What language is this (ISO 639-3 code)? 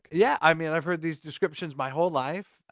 eng